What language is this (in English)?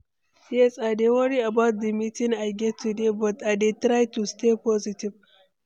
Nigerian Pidgin